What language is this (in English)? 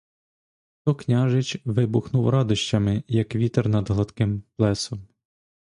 Ukrainian